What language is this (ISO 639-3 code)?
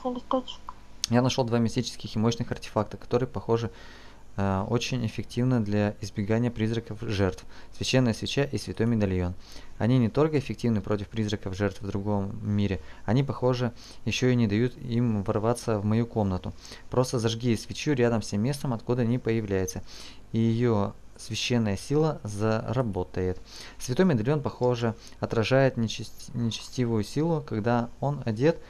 rus